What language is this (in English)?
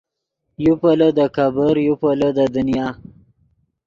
Yidgha